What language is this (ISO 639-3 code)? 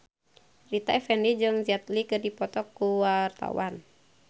sun